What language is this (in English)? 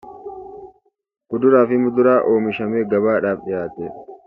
Oromo